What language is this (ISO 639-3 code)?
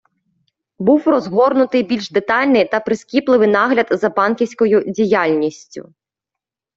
ukr